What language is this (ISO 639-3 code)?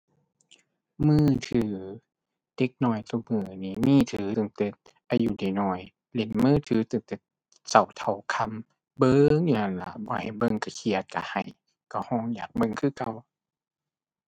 tha